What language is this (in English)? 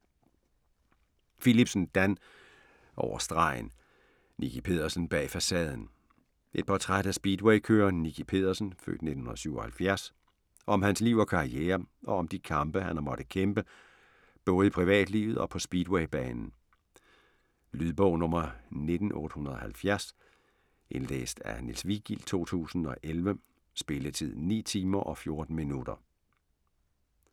Danish